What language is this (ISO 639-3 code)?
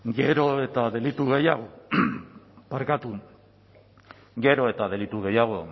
eus